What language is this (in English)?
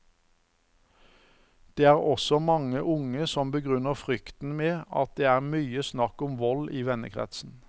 Norwegian